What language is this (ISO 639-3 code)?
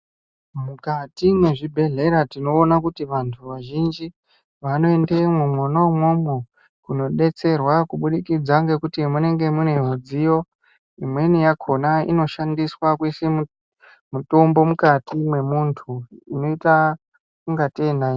ndc